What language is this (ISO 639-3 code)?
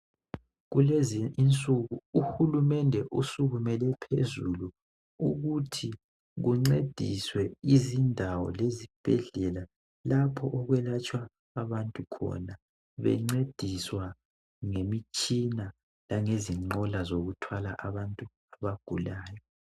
nde